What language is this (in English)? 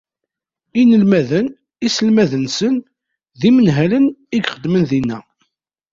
Kabyle